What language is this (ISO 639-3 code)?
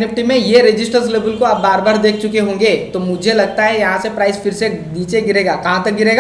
hin